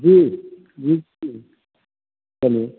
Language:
Maithili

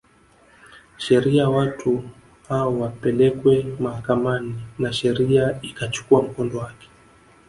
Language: Swahili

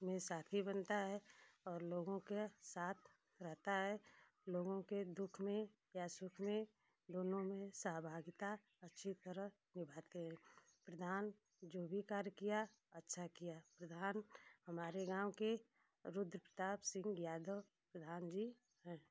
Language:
Hindi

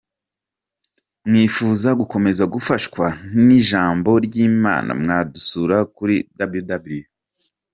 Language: Kinyarwanda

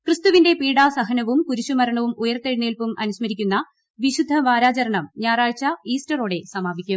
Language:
Malayalam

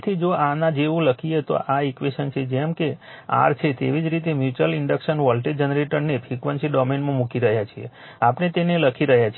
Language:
Gujarati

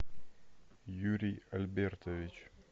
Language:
Russian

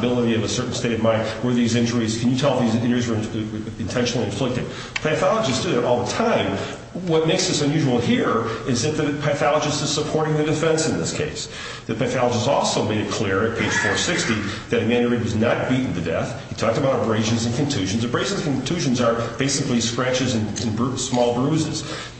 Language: English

